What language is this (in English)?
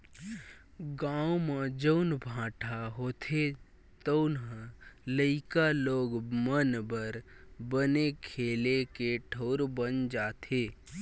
Chhattisgarhi